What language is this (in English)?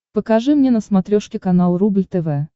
Russian